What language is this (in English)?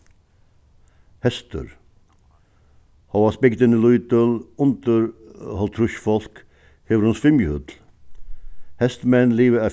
Faroese